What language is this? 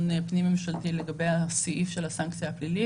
Hebrew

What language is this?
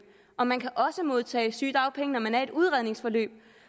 Danish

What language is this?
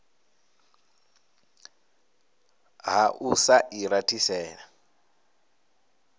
Venda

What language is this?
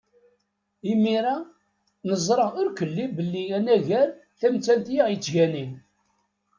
Kabyle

